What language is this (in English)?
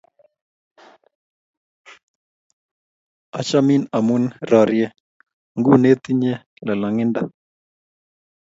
Kalenjin